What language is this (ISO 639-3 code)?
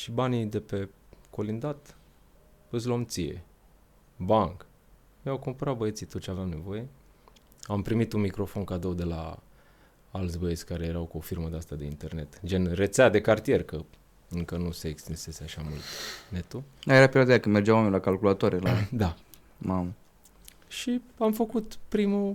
ron